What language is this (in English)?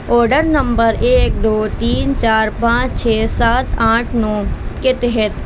Urdu